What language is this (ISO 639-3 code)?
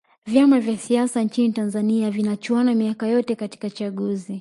swa